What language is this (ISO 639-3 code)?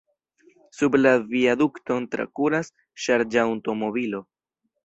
epo